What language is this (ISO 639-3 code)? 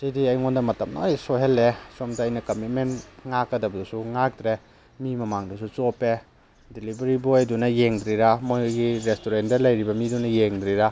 mni